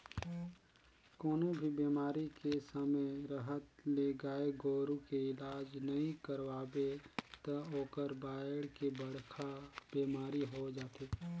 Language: Chhattisgarhi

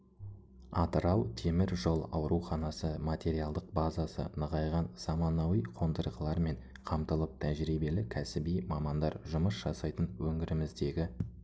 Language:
Kazakh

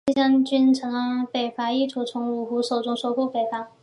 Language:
Chinese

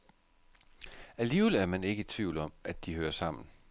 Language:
Danish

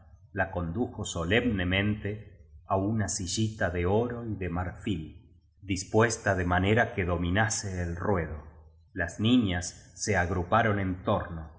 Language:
Spanish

